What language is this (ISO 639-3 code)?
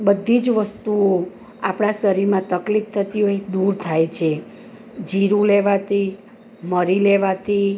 guj